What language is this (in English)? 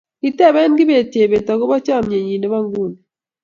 Kalenjin